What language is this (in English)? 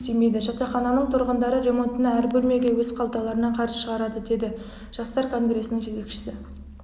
Kazakh